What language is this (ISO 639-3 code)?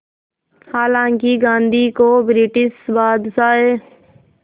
hin